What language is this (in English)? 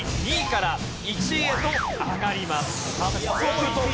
Japanese